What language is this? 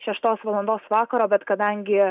Lithuanian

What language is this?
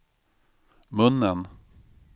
Swedish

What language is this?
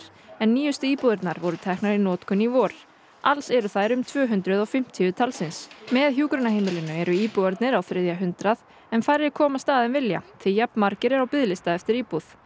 Icelandic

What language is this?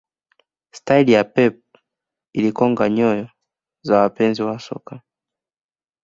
Swahili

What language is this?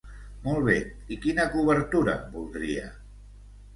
Catalan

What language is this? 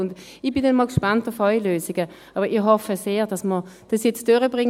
Swiss German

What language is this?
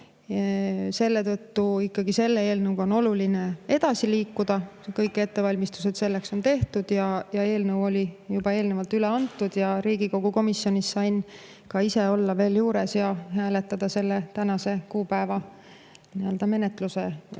Estonian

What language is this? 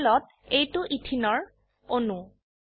Assamese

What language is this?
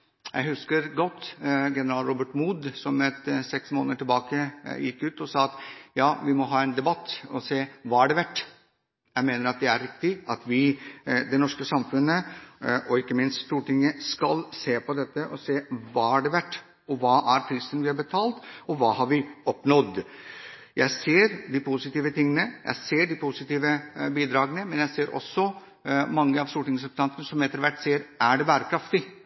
Norwegian Bokmål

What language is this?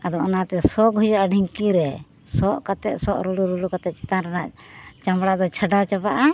Santali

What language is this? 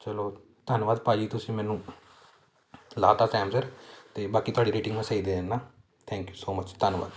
Punjabi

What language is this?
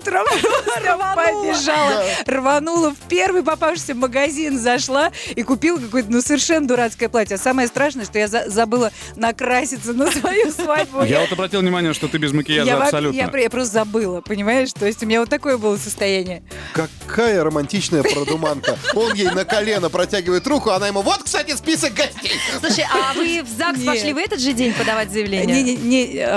Russian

